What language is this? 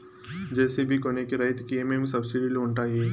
Telugu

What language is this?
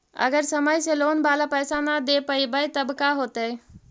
Magahi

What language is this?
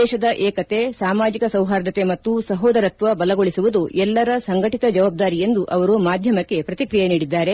Kannada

